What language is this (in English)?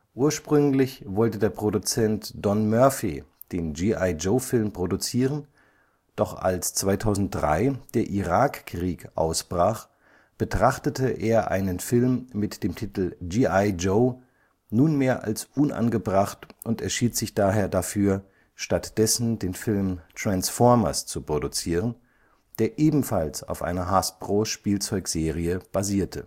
German